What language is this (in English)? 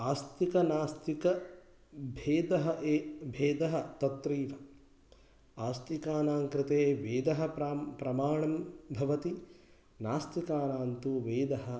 Sanskrit